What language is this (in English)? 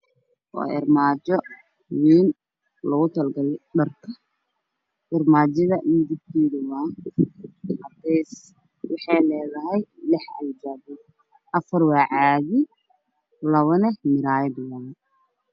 Somali